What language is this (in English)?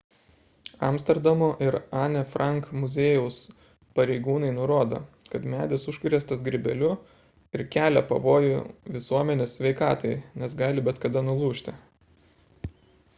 Lithuanian